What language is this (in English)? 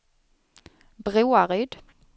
Swedish